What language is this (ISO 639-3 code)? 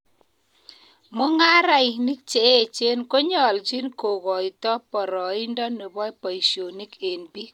kln